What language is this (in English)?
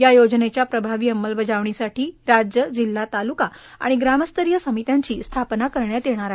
Marathi